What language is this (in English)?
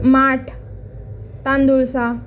Marathi